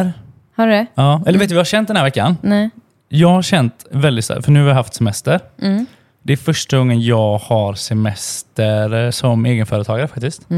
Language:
Swedish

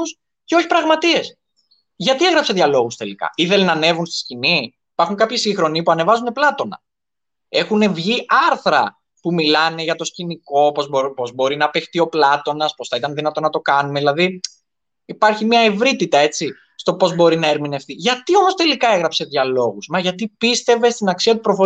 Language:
Greek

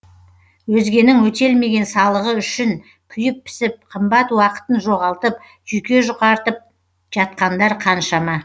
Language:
Kazakh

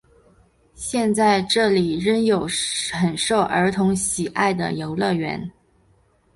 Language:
Chinese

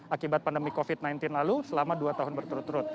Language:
Indonesian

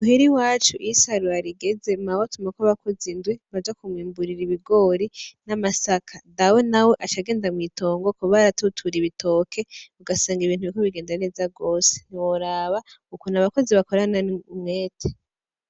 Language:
Rundi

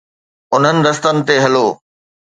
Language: Sindhi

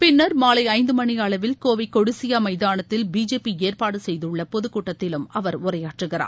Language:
Tamil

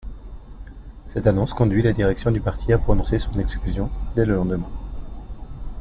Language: French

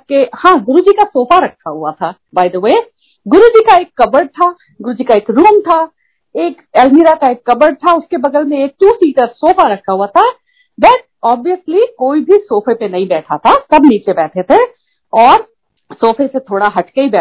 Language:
Hindi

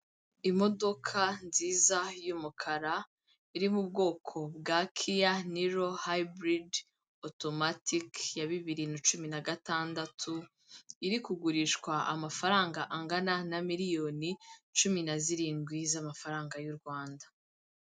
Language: Kinyarwanda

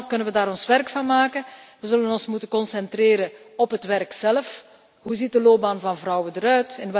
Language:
Dutch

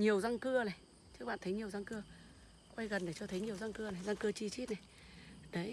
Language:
Vietnamese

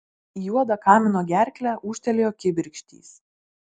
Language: Lithuanian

